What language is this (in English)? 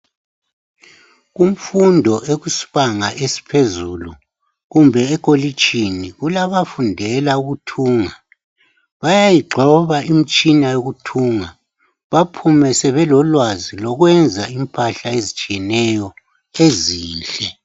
North Ndebele